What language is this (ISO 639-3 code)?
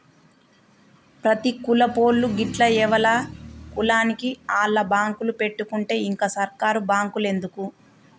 tel